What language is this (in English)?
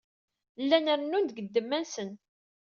Kabyle